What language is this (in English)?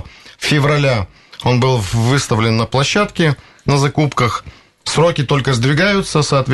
Russian